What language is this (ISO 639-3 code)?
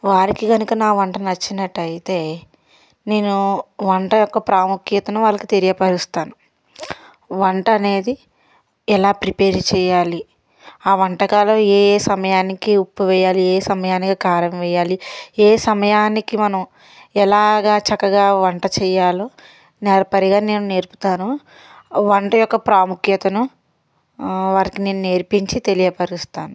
tel